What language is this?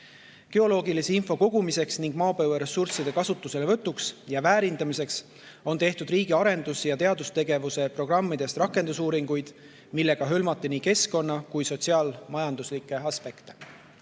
Estonian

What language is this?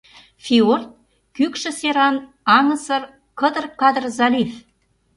Mari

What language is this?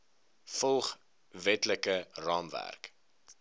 Afrikaans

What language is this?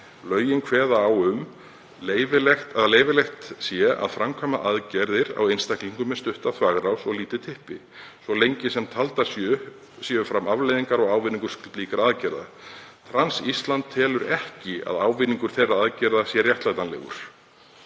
Icelandic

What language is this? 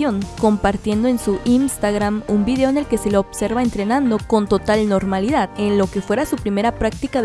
Spanish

